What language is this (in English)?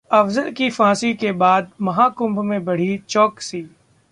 Hindi